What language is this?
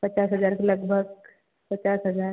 Hindi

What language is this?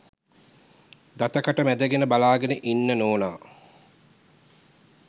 Sinhala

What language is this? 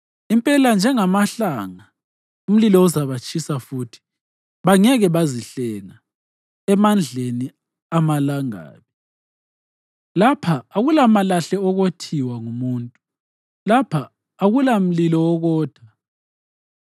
North Ndebele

